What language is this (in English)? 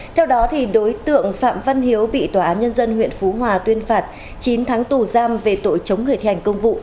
Vietnamese